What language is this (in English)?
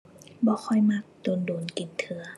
Thai